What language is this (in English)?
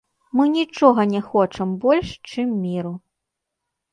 Belarusian